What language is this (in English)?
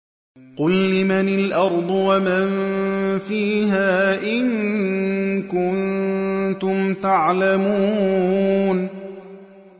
Arabic